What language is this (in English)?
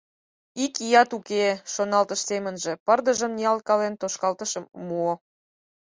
Mari